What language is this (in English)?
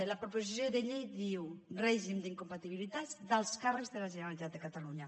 Catalan